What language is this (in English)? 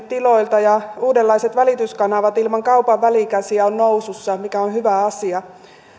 Finnish